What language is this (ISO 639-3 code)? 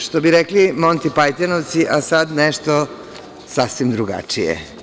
srp